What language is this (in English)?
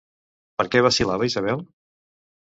Catalan